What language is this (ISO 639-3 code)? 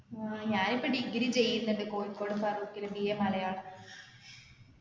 mal